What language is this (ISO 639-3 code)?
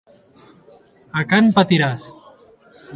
cat